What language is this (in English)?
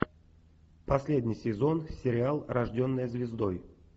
Russian